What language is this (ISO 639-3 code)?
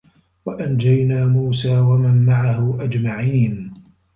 ara